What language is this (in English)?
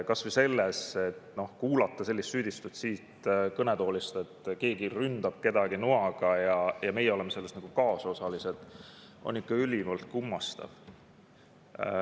Estonian